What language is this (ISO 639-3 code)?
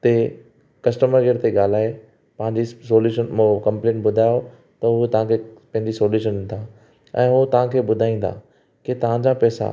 snd